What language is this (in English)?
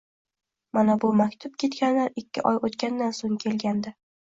Uzbek